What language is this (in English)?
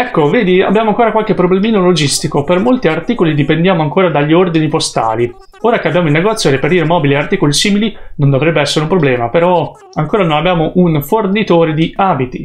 Italian